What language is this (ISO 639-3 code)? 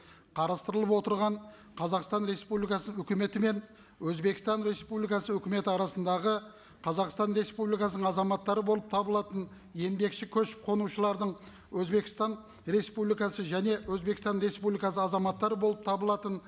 kaz